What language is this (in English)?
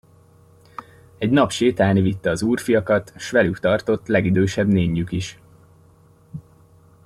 Hungarian